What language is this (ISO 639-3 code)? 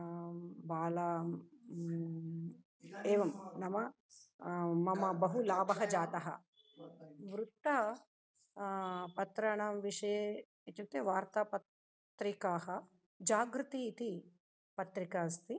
san